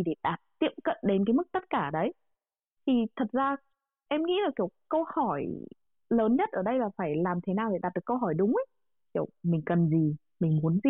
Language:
Vietnamese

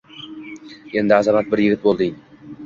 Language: Uzbek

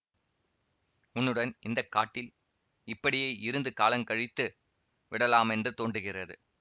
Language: Tamil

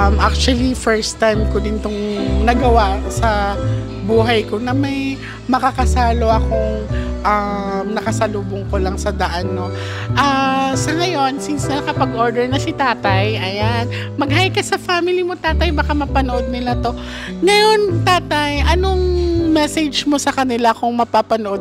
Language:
Filipino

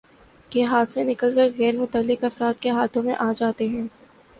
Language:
Urdu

